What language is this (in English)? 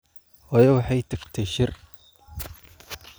Somali